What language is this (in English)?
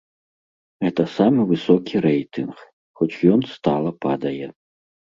Belarusian